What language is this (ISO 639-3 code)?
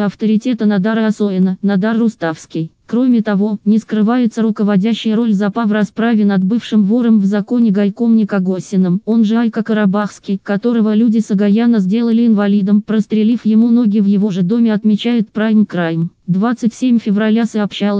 rus